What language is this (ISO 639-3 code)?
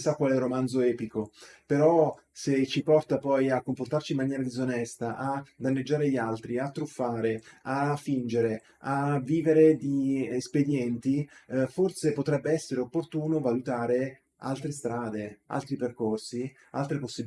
ita